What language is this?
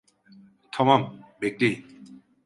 Turkish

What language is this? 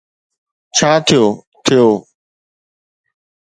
Sindhi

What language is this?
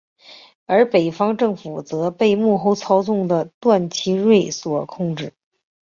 Chinese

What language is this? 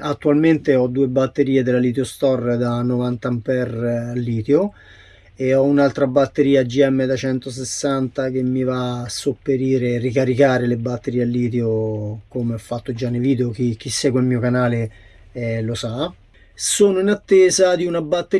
Italian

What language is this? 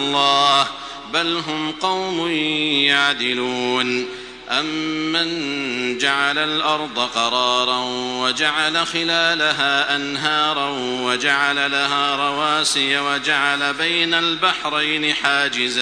Arabic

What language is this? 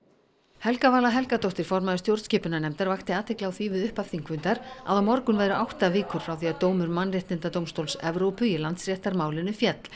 Icelandic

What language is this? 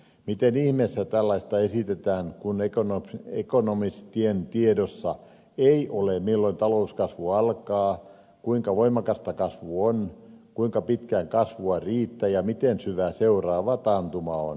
Finnish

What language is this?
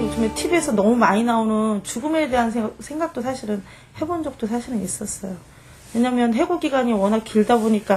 Korean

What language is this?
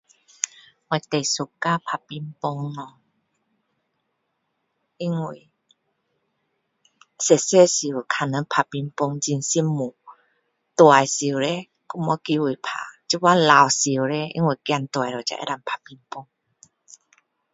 Min Dong Chinese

